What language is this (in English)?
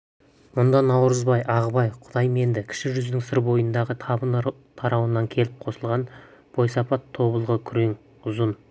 Kazakh